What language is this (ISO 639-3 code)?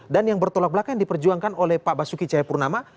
ind